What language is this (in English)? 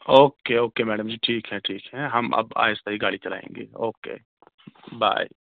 Urdu